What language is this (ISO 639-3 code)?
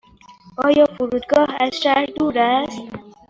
fas